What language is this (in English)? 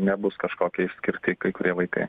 Lithuanian